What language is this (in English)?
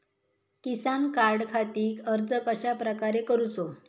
Marathi